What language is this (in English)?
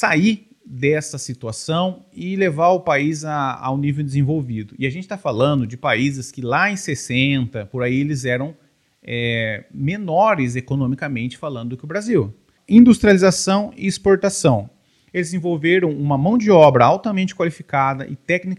Portuguese